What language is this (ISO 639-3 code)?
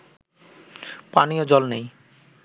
ben